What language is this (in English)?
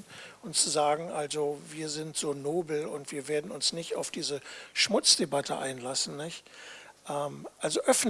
German